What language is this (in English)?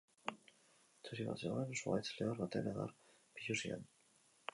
Basque